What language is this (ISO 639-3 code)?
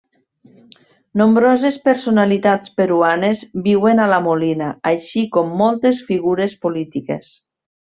cat